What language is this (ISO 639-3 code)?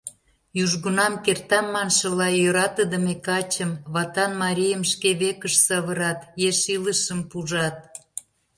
chm